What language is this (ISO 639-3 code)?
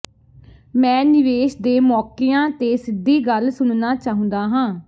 pan